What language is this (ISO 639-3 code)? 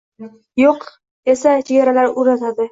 uzb